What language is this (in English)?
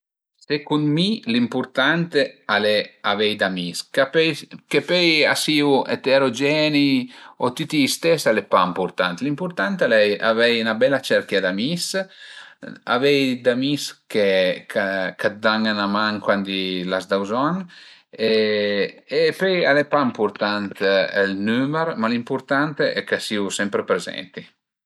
Piedmontese